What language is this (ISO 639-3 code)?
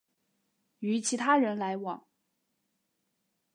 zho